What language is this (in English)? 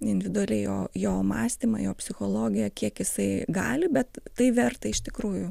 Lithuanian